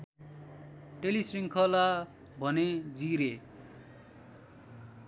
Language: Nepali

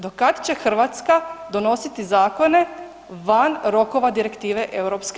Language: Croatian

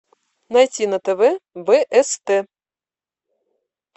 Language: Russian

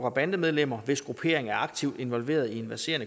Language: Danish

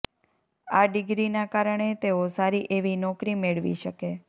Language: Gujarati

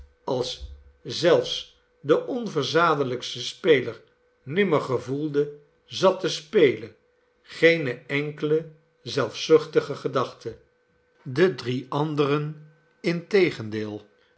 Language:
Dutch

